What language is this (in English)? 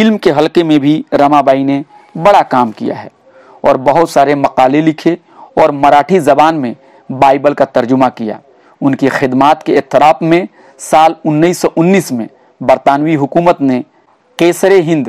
Hindi